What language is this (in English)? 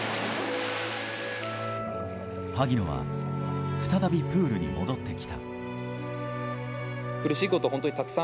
Japanese